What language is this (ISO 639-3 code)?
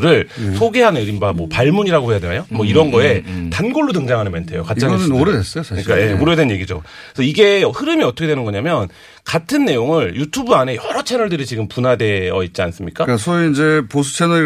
kor